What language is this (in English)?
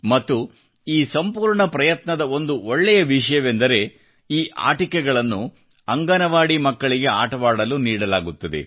Kannada